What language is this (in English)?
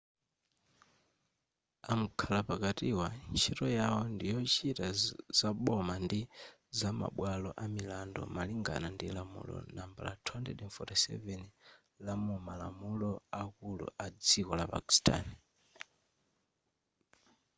Nyanja